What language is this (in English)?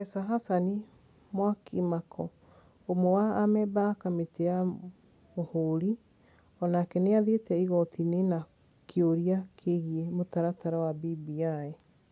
Kikuyu